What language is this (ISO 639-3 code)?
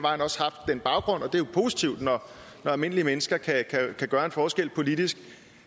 dan